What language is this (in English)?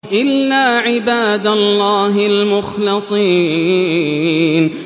Arabic